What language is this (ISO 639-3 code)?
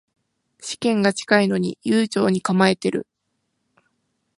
jpn